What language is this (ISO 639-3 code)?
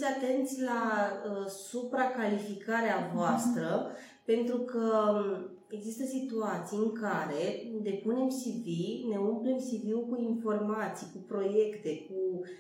ron